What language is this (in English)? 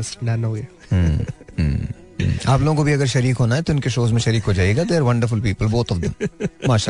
Hindi